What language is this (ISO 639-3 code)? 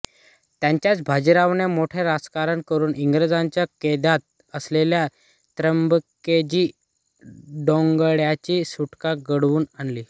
mar